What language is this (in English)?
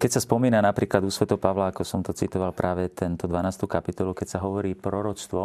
Slovak